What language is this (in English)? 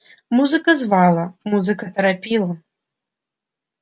Russian